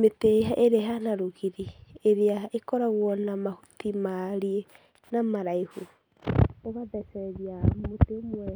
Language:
Kikuyu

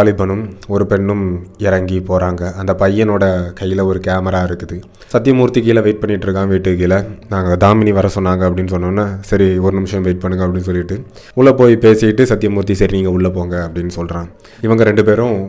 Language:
Tamil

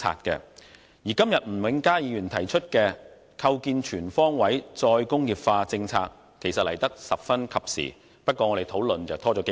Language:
Cantonese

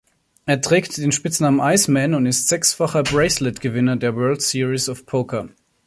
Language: German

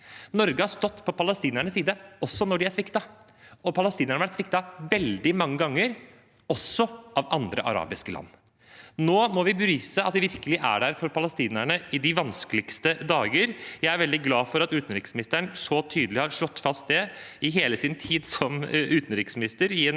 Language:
Norwegian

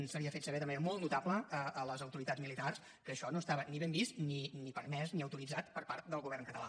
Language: Catalan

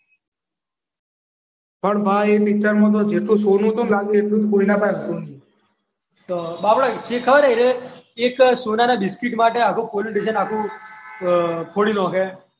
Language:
Gujarati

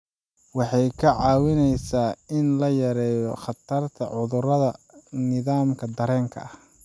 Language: Somali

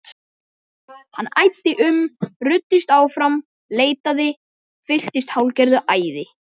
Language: Icelandic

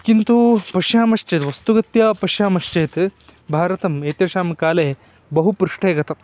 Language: Sanskrit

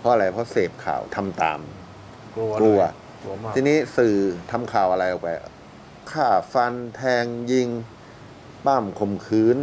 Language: Thai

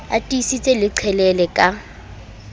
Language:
Southern Sotho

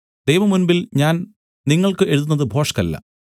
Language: Malayalam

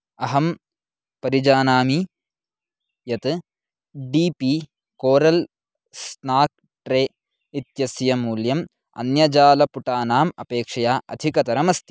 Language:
Sanskrit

